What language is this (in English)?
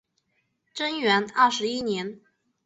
Chinese